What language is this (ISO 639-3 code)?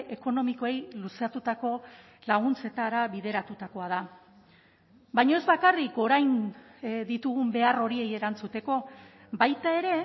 eus